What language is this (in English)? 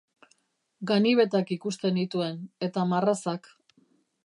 Basque